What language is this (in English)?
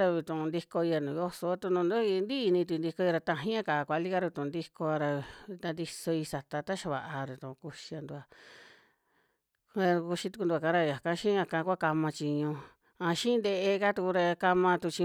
Western Juxtlahuaca Mixtec